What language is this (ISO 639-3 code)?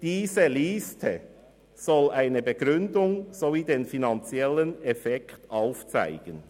gsw